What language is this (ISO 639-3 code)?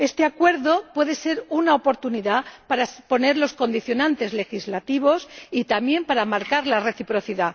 spa